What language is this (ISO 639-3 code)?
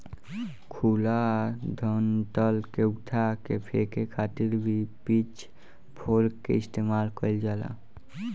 bho